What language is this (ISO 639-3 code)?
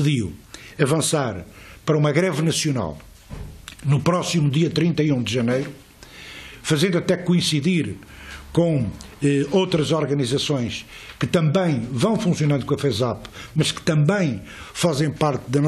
por